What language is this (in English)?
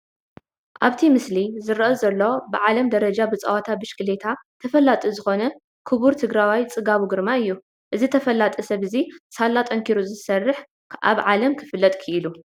Tigrinya